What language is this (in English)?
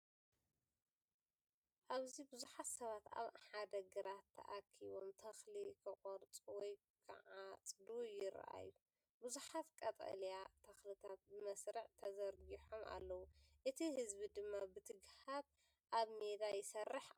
Tigrinya